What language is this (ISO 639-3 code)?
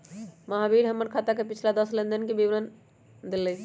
mag